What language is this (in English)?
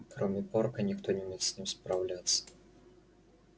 Russian